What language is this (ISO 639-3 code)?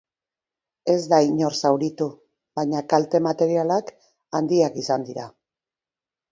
eus